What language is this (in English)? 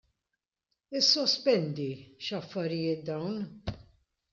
Maltese